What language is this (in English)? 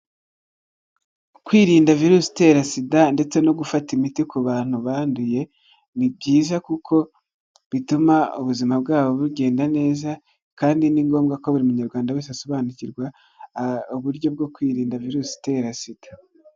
Kinyarwanda